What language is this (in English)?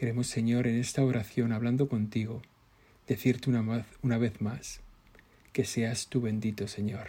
Spanish